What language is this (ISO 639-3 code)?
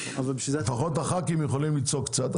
heb